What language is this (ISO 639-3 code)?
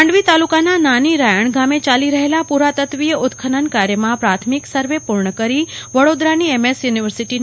guj